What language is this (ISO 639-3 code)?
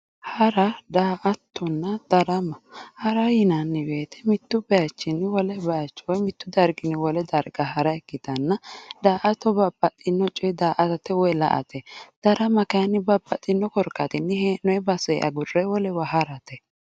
sid